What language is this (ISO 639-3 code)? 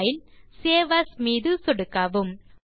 tam